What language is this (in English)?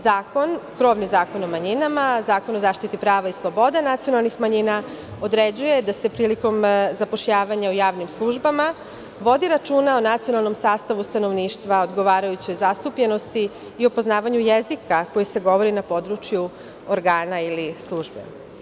Serbian